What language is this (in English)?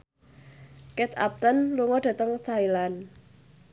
Javanese